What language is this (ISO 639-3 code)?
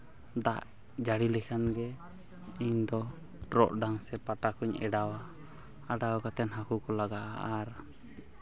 sat